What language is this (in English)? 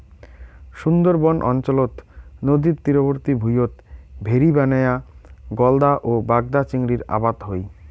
Bangla